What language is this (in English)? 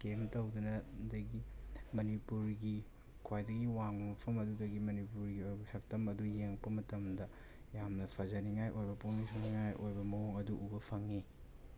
Manipuri